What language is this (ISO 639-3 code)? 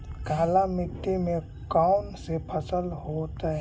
mag